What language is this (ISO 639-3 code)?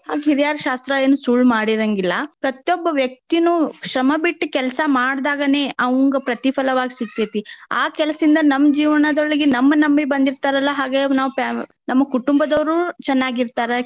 kan